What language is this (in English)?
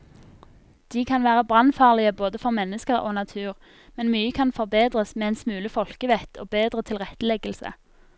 Norwegian